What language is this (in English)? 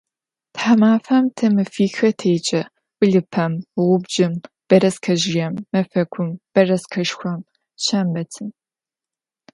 Adyghe